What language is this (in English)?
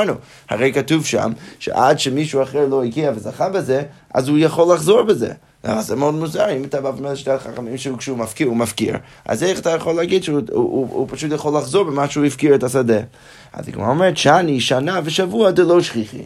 Hebrew